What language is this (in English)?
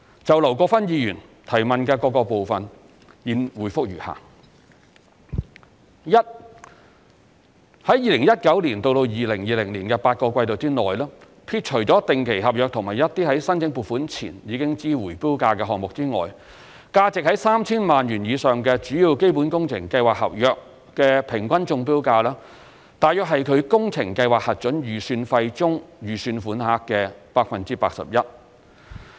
Cantonese